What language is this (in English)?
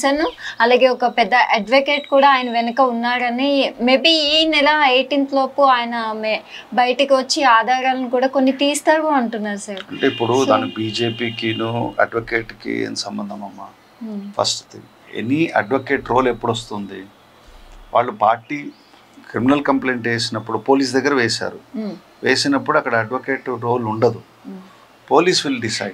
Telugu